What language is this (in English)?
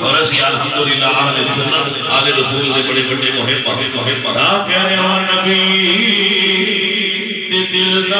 Arabic